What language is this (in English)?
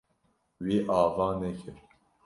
Kurdish